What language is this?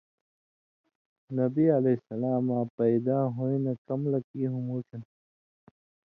Indus Kohistani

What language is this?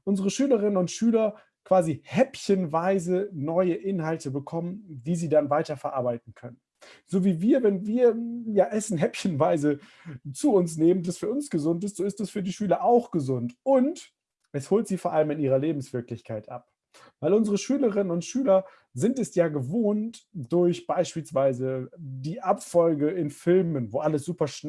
German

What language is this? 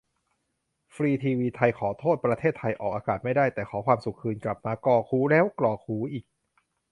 Thai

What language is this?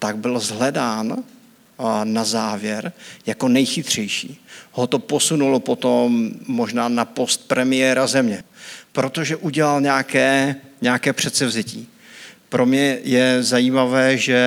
Czech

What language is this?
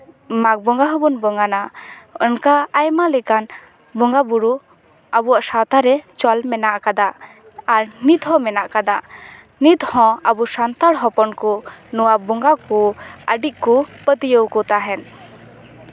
Santali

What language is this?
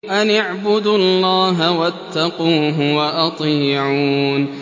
Arabic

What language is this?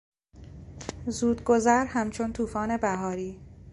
Persian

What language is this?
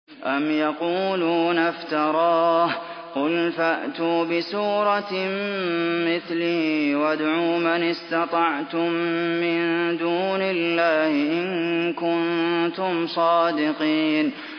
Arabic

